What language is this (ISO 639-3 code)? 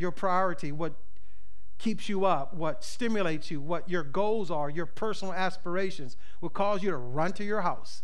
eng